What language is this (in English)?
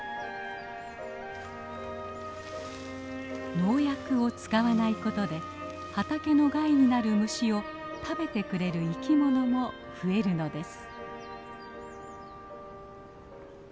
Japanese